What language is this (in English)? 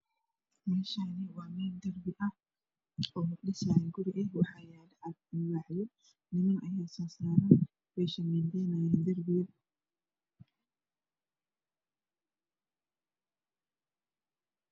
Somali